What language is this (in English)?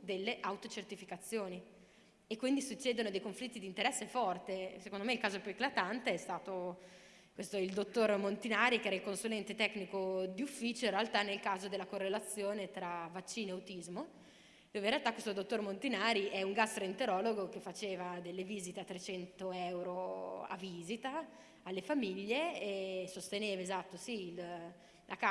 Italian